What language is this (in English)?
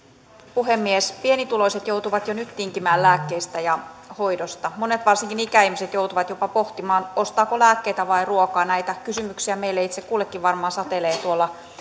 Finnish